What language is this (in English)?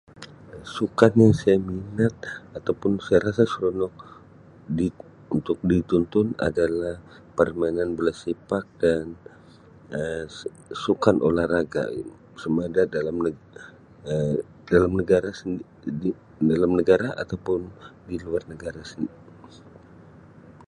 Sabah Malay